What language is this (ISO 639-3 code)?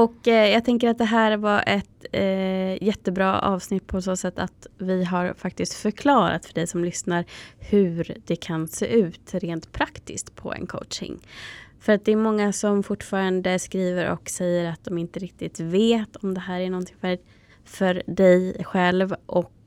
swe